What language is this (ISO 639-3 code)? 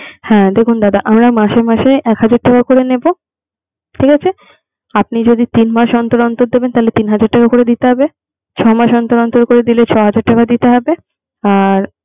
ben